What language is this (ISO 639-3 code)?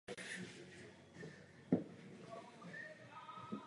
ces